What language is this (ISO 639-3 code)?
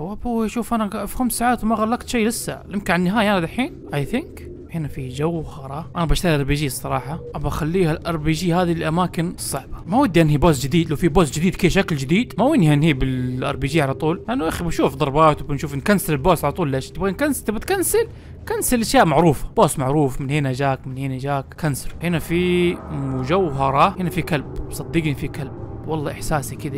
ara